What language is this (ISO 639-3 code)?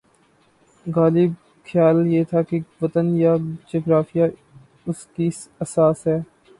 urd